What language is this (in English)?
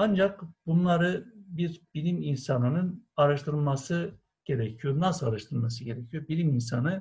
Turkish